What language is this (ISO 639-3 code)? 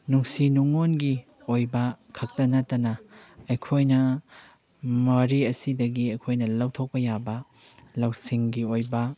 mni